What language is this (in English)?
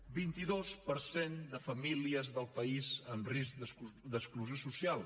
Catalan